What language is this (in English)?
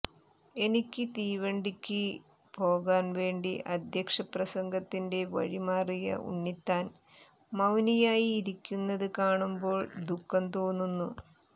Malayalam